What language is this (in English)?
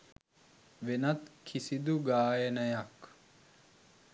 Sinhala